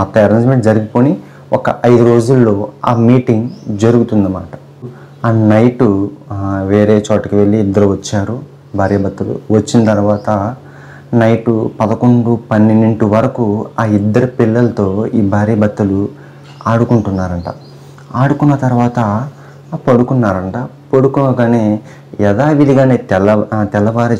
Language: Hindi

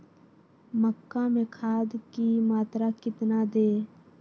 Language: Magahi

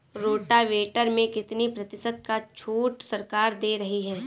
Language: Hindi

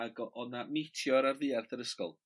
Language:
Welsh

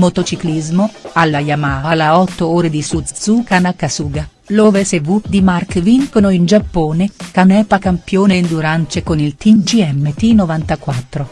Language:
Italian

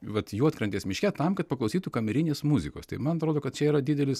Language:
Lithuanian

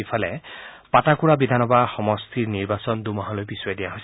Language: Assamese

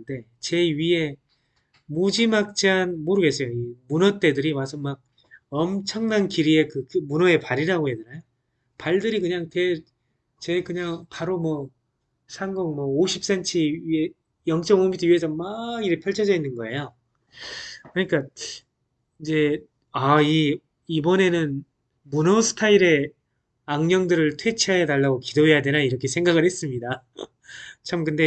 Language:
Korean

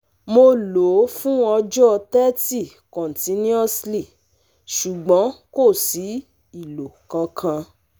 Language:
Yoruba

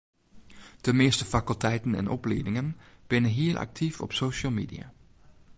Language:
Western Frisian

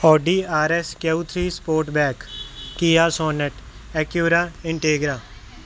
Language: Punjabi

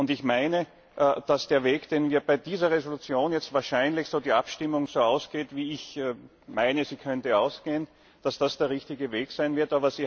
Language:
German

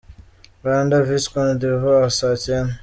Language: Kinyarwanda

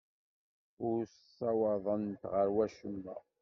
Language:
Kabyle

